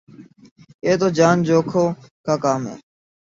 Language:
Urdu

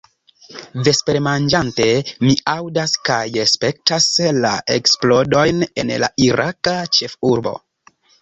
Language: Esperanto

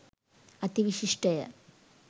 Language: Sinhala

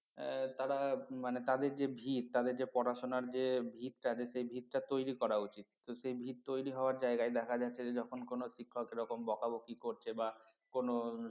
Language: Bangla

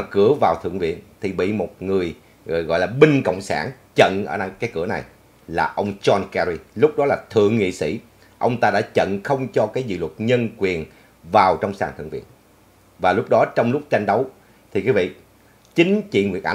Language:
Vietnamese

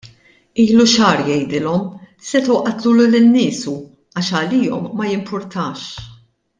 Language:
Maltese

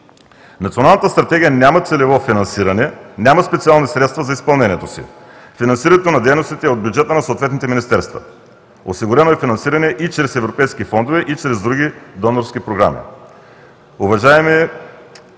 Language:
Bulgarian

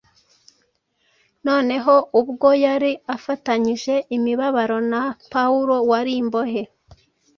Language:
Kinyarwanda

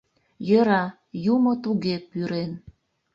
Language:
Mari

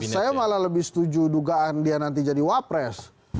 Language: Indonesian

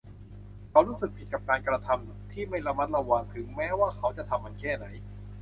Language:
Thai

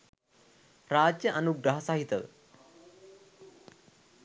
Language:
Sinhala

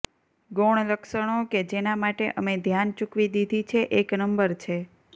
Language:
Gujarati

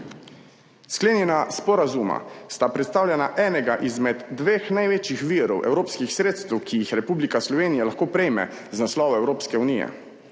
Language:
Slovenian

